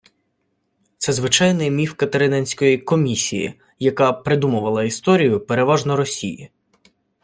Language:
Ukrainian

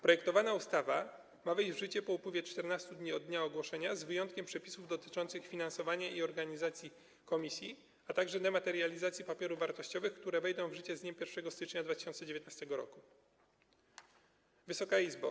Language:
Polish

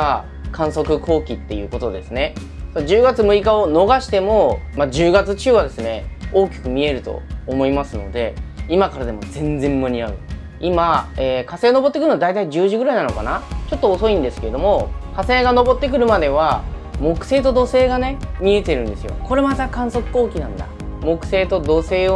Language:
Japanese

